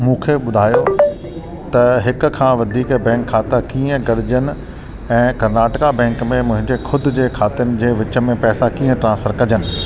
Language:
Sindhi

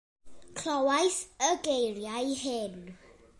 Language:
Welsh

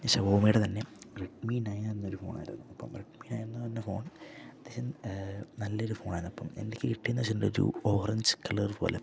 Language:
Malayalam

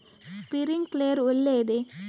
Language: Kannada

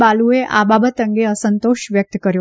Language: Gujarati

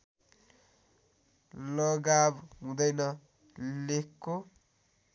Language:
Nepali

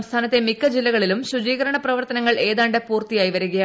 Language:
Malayalam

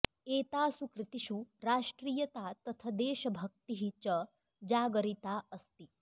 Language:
Sanskrit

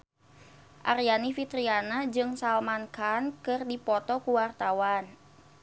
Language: Sundanese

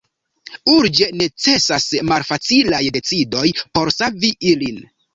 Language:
Esperanto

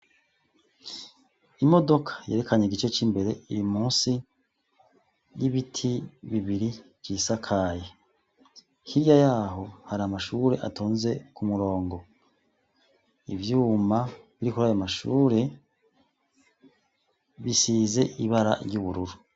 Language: Rundi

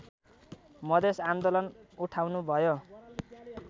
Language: Nepali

